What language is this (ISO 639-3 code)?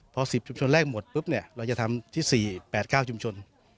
tha